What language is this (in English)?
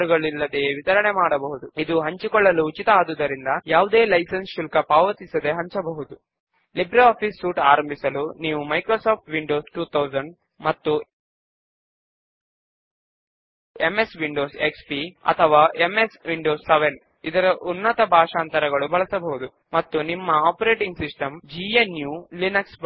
Telugu